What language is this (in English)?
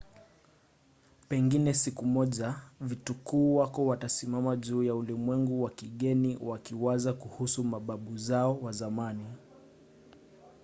Swahili